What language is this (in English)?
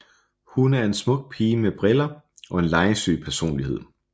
Danish